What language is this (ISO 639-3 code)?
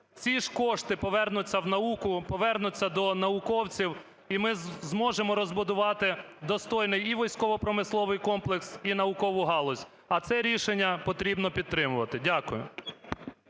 ukr